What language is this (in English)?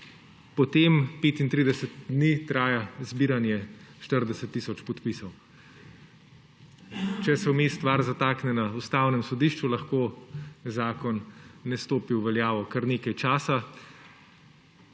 Slovenian